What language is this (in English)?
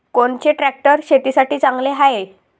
Marathi